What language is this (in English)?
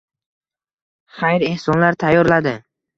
Uzbek